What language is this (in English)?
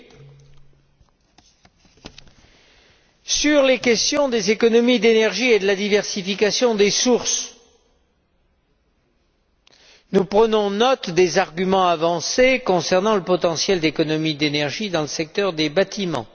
French